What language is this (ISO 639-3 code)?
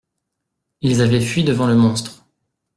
fra